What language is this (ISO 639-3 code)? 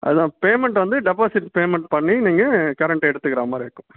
tam